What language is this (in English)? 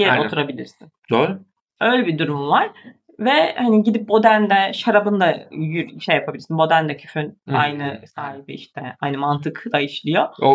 Turkish